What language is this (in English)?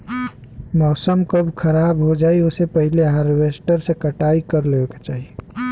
Bhojpuri